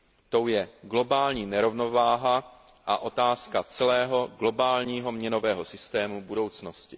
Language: Czech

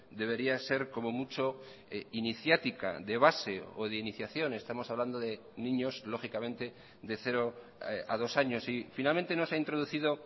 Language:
Spanish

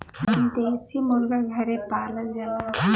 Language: Bhojpuri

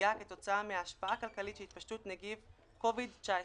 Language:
Hebrew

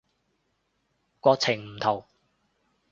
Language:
Cantonese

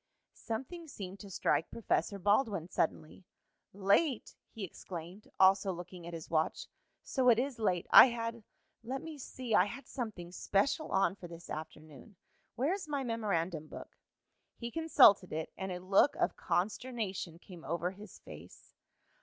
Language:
English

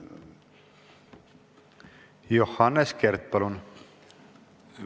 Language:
Estonian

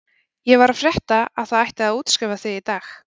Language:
Icelandic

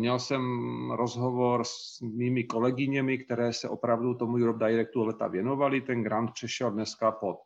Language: Czech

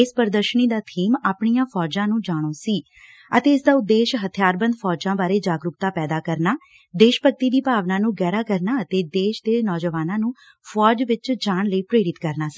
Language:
Punjabi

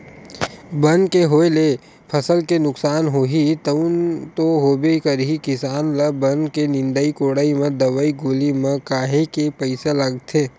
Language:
Chhattisgarhi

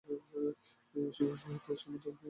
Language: Bangla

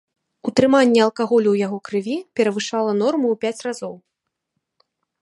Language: Belarusian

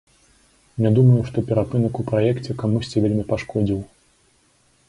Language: Belarusian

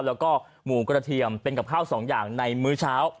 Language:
Thai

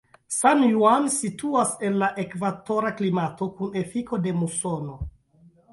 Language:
Esperanto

